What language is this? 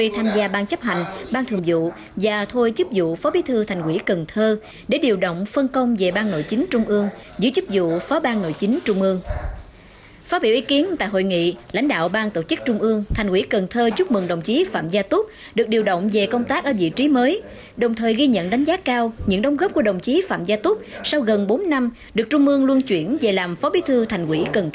Vietnamese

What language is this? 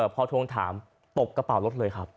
Thai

